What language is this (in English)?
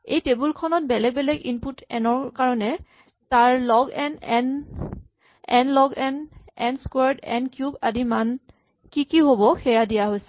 Assamese